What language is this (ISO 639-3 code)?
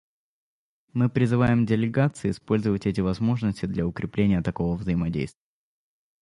rus